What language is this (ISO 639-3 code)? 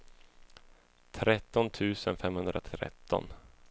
swe